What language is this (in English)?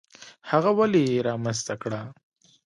Pashto